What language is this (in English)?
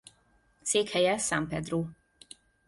Hungarian